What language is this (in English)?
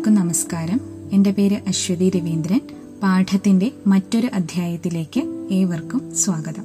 Malayalam